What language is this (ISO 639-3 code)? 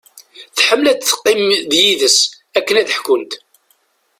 kab